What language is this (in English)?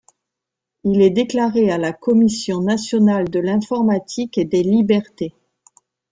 French